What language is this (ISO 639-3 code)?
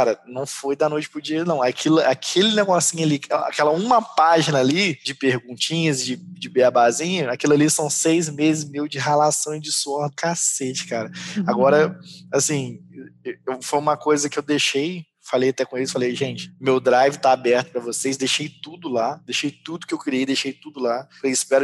por